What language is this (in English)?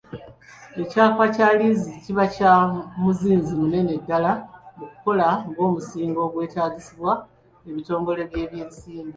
Ganda